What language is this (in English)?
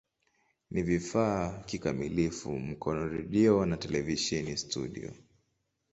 Swahili